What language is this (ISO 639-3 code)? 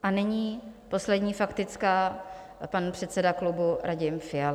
ces